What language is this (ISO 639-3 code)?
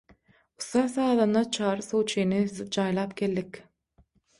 tuk